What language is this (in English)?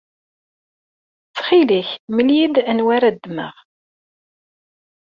Kabyle